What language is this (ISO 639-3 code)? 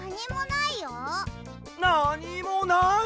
jpn